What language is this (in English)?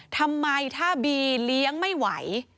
Thai